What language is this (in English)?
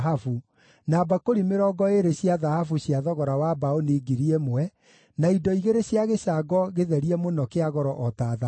Kikuyu